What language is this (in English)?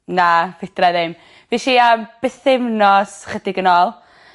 Welsh